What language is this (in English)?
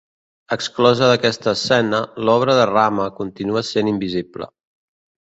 Catalan